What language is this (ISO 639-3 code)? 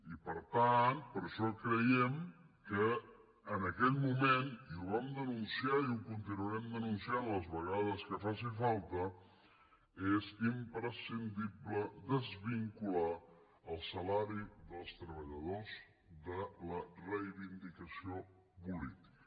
cat